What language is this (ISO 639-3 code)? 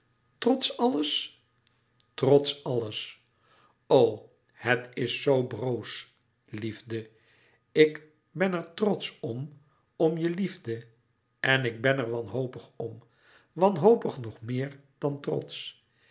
nld